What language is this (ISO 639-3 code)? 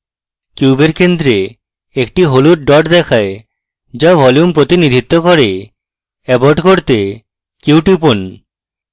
ben